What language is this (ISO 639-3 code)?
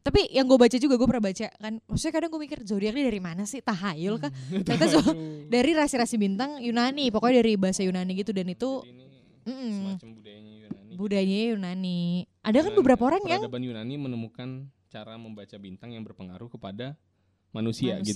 ind